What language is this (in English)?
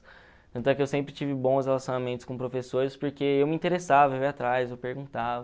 Portuguese